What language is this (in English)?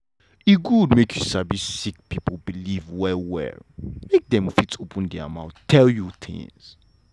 Nigerian Pidgin